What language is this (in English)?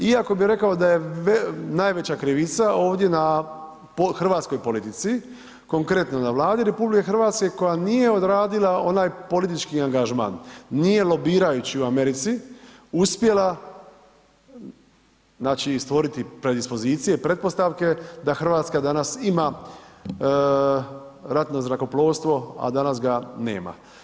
Croatian